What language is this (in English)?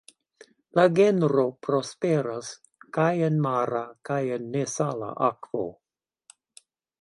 Esperanto